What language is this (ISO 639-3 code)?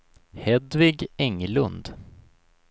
swe